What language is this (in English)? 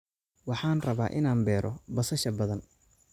Somali